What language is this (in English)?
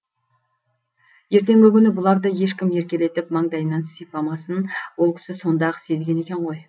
Kazakh